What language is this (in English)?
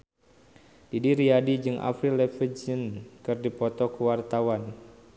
Sundanese